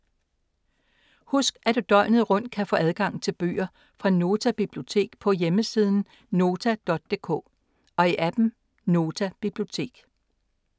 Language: Danish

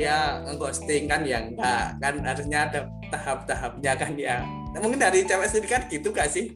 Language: Indonesian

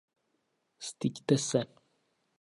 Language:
Czech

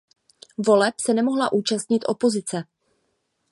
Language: Czech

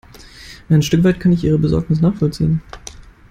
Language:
German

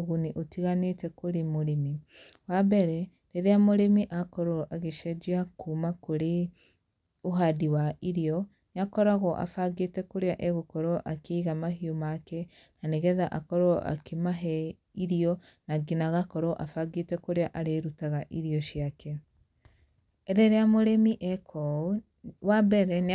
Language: Kikuyu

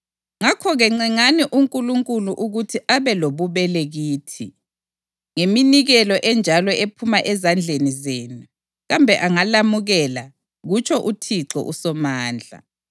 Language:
North Ndebele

